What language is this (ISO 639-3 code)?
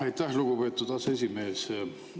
est